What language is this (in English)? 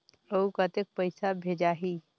Chhattisgarhi